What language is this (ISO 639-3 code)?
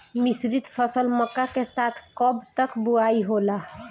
bho